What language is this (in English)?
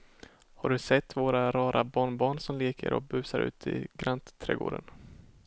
Swedish